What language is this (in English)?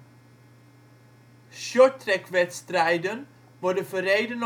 Dutch